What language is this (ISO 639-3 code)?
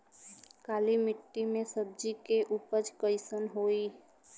bho